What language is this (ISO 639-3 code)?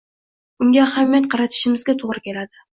uzb